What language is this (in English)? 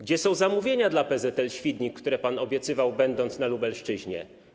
Polish